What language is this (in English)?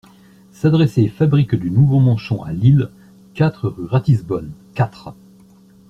French